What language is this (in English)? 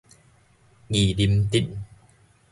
Min Nan Chinese